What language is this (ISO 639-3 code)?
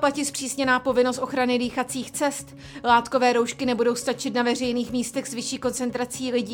ces